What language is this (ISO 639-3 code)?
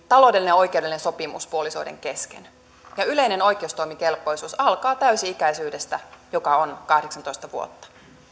fin